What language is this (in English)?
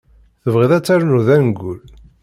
Kabyle